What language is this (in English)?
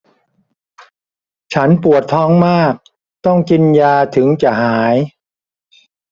Thai